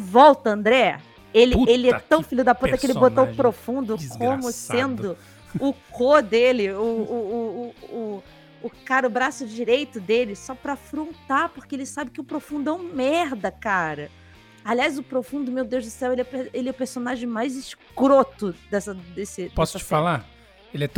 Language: Portuguese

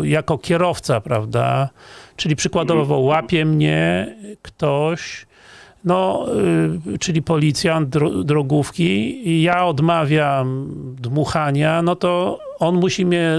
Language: Polish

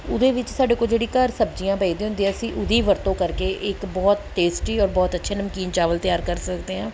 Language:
Punjabi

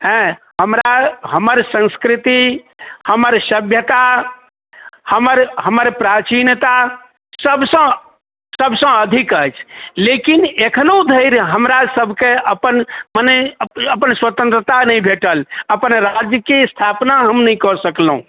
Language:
Maithili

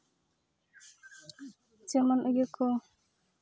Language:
Santali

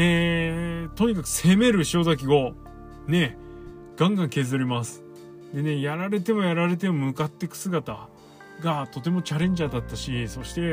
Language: Japanese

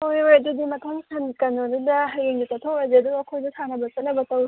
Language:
Manipuri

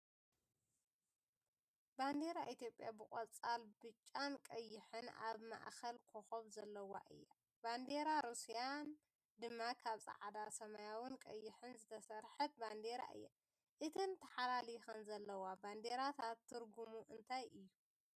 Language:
Tigrinya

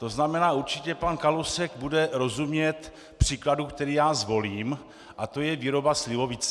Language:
Czech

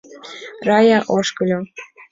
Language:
Mari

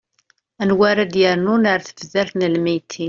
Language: Kabyle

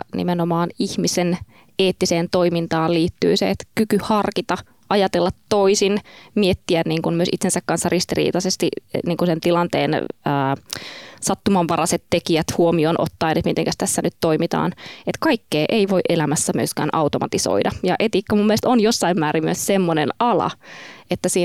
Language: Finnish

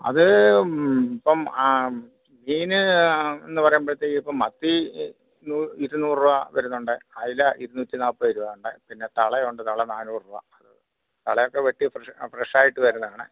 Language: Malayalam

